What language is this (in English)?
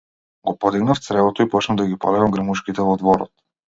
Macedonian